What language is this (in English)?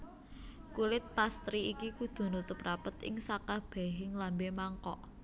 Javanese